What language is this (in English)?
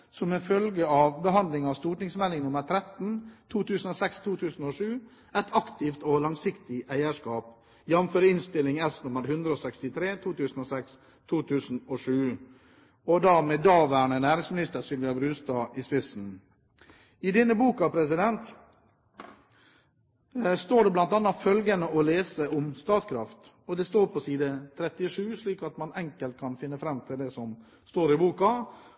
Norwegian Bokmål